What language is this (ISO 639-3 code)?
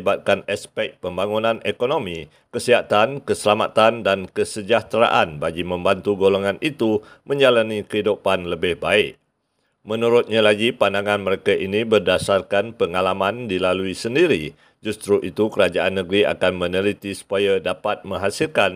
msa